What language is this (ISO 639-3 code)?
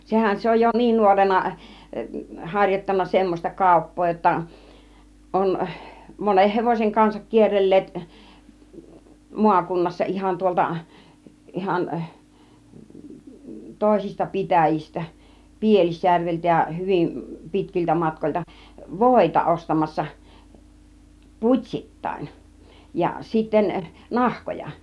fin